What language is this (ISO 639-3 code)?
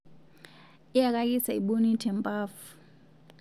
mas